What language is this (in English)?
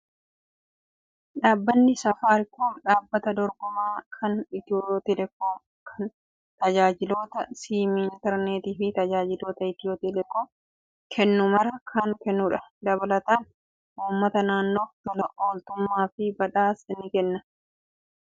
Oromo